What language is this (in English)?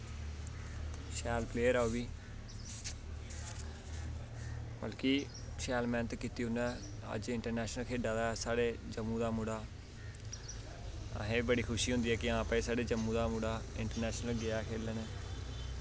Dogri